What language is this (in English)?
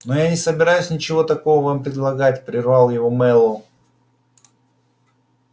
Russian